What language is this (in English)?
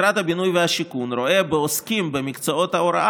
Hebrew